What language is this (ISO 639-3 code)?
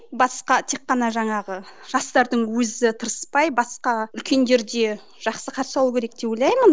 kaz